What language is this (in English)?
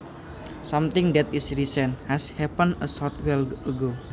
Javanese